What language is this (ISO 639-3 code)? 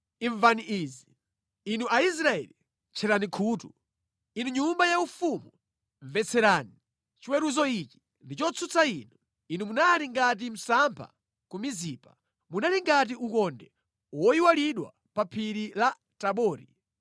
nya